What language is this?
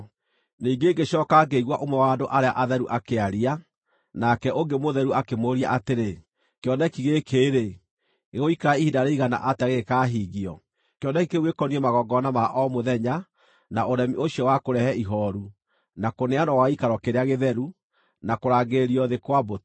Kikuyu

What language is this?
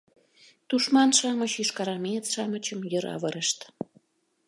Mari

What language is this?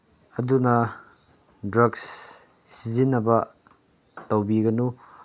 Manipuri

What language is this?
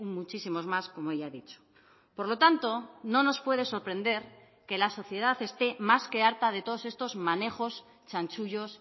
Spanish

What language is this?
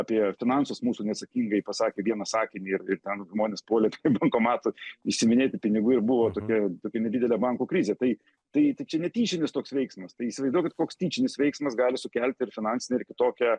Lithuanian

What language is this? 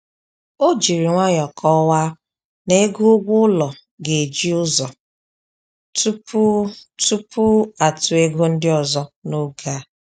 Igbo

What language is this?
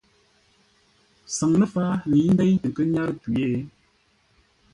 Ngombale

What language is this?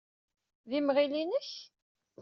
Kabyle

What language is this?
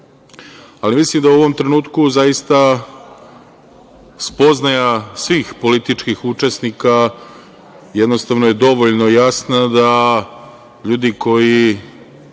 Serbian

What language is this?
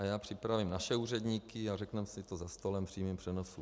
Czech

